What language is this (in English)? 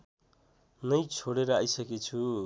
Nepali